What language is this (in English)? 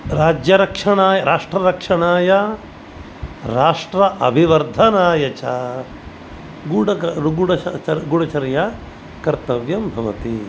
Sanskrit